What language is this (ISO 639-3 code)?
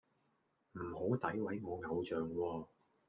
yue